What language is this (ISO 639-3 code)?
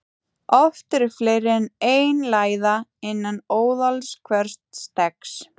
isl